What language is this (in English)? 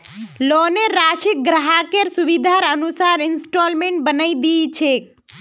Magahi